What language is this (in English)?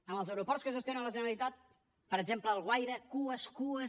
Catalan